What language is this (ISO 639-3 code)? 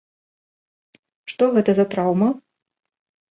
bel